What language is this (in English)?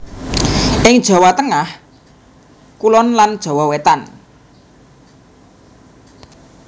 Javanese